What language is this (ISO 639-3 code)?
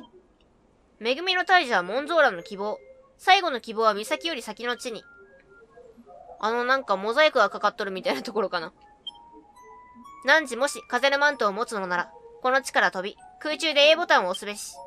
jpn